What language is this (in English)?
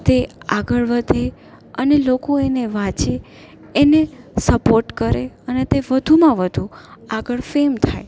Gujarati